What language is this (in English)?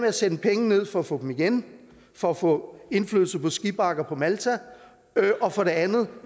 Danish